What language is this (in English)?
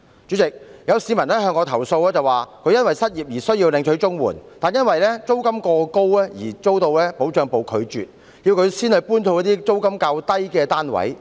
Cantonese